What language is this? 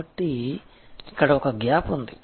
Telugu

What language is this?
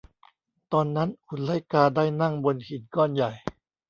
Thai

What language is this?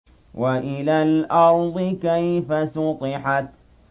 Arabic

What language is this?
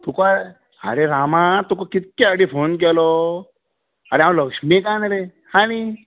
Konkani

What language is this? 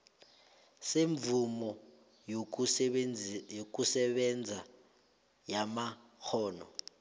South Ndebele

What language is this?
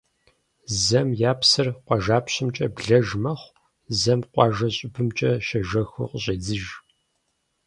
Kabardian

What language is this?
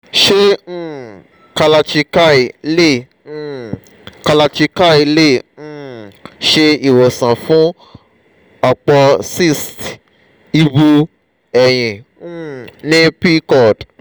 Yoruba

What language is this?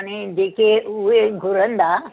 Sindhi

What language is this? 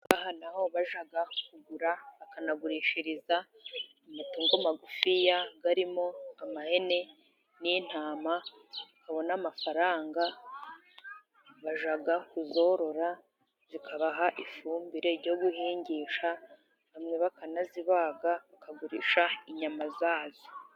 Kinyarwanda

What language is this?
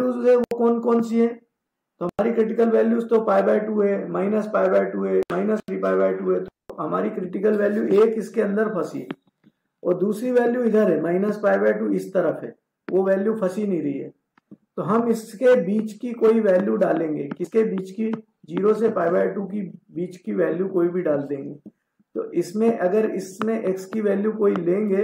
Hindi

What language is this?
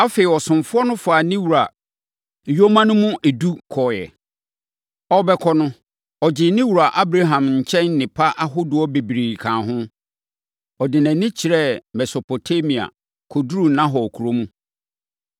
Akan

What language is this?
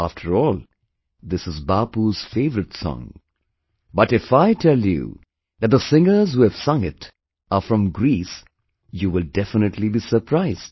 English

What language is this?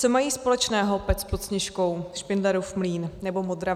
Czech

